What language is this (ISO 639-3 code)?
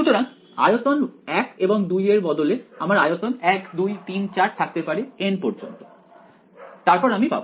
ben